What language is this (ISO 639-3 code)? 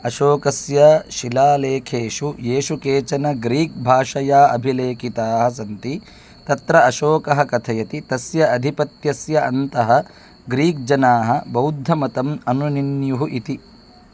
san